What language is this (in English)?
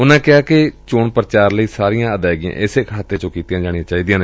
Punjabi